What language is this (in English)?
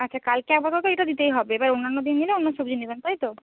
Bangla